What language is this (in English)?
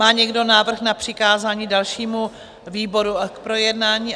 Czech